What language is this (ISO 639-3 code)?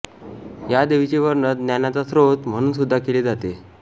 mar